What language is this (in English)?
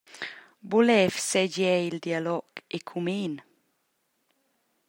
Romansh